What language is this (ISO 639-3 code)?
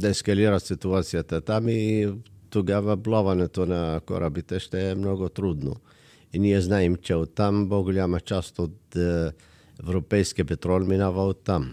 bul